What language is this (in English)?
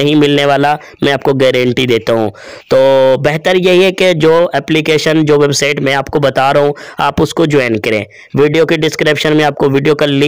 Hindi